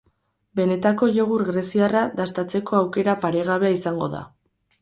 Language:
Basque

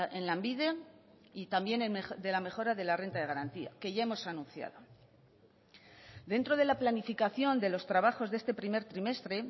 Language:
Spanish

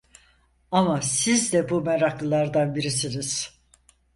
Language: Turkish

